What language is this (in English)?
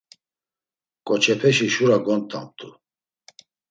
Laz